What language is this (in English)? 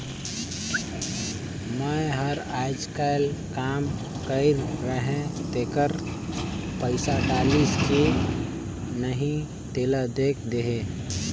Chhattisgarhi